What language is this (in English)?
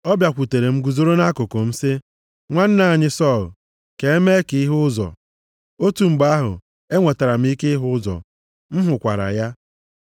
Igbo